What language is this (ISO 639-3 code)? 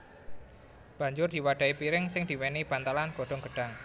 jav